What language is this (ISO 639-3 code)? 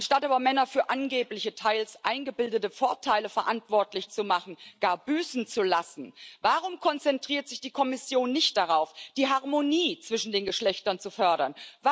deu